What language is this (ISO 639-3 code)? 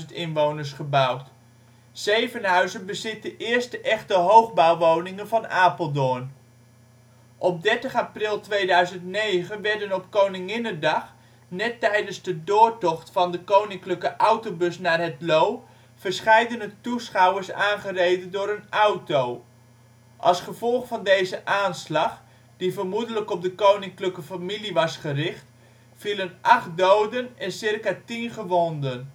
nld